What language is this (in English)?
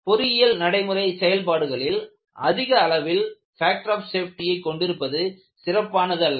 Tamil